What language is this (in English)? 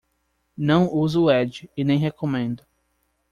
Portuguese